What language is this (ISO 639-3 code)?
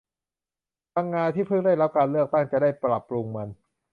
tha